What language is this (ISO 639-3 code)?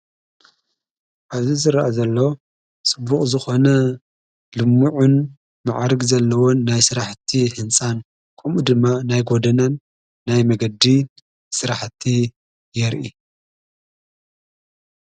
tir